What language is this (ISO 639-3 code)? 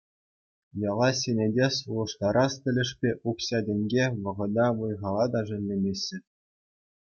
chv